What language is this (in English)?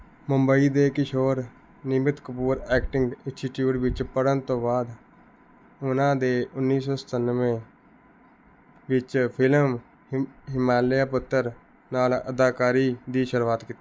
Punjabi